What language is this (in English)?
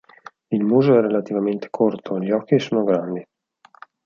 Italian